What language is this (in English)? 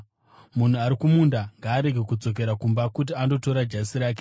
Shona